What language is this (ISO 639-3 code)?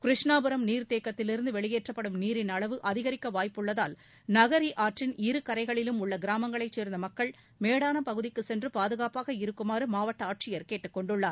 tam